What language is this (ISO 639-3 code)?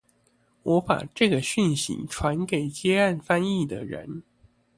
zho